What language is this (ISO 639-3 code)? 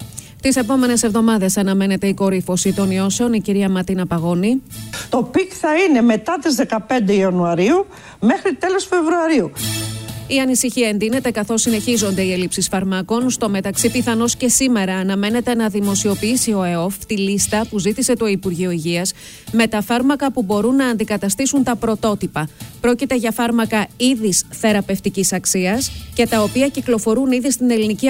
ell